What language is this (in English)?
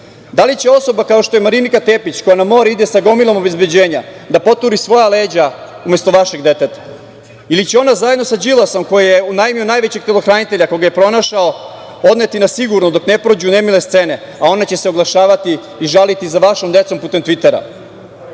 Serbian